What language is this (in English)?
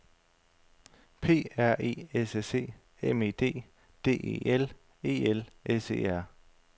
Danish